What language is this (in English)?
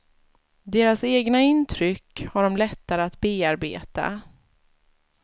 Swedish